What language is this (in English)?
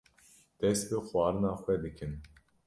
Kurdish